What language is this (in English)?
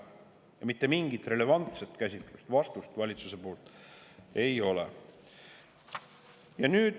Estonian